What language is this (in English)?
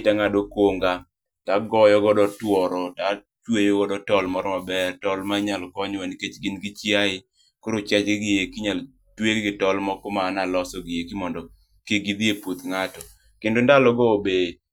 Luo (Kenya and Tanzania)